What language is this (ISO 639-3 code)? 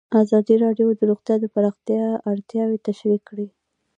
pus